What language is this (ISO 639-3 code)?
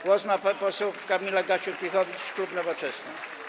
pol